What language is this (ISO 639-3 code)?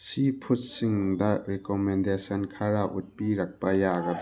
mni